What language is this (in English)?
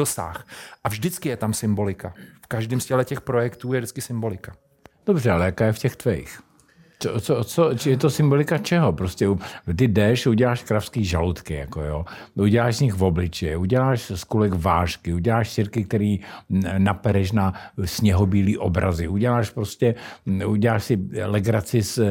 Czech